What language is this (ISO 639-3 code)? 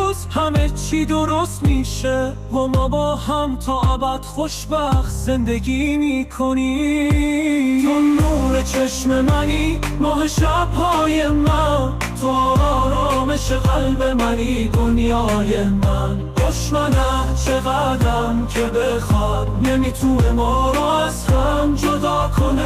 fas